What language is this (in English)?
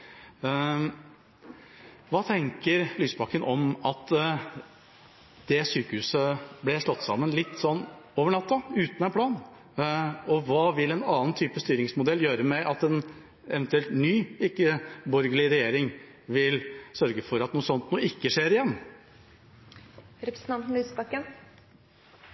Norwegian Bokmål